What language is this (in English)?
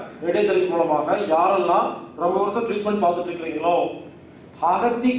Arabic